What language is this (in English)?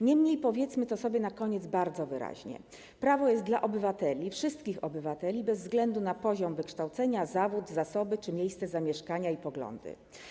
Polish